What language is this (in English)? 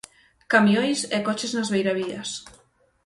Galician